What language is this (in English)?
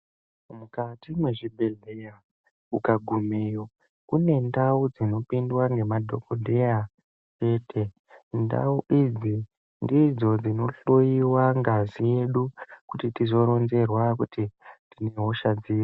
Ndau